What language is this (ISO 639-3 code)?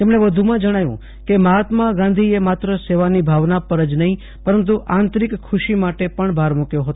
guj